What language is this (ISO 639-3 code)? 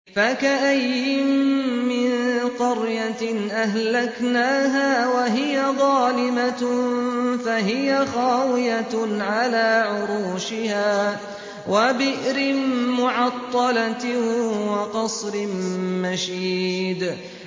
ara